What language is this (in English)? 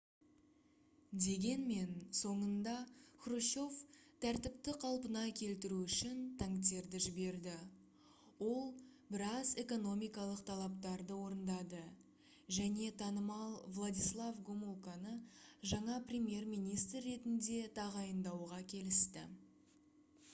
Kazakh